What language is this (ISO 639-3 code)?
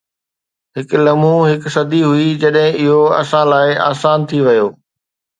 snd